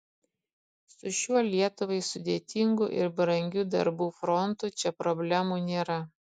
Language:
Lithuanian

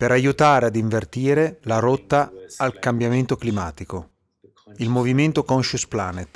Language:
Italian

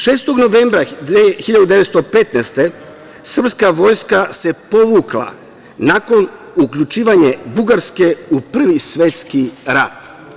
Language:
Serbian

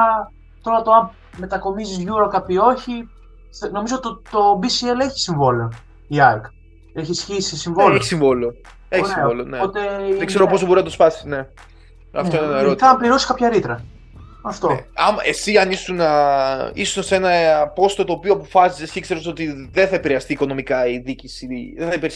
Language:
Greek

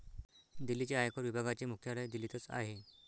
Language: Marathi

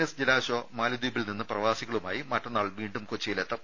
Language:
Malayalam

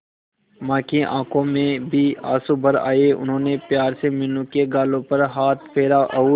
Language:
Hindi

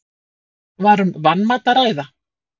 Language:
Icelandic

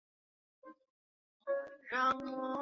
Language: Chinese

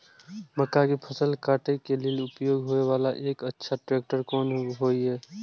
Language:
Maithili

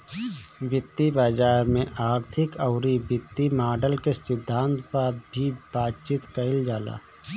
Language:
Bhojpuri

